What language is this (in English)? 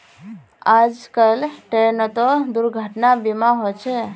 Magahi